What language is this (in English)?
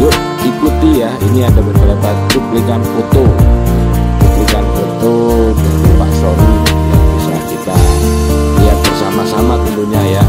Indonesian